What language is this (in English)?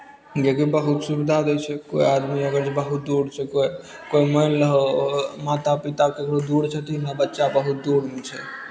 Maithili